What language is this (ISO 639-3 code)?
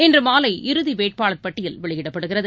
tam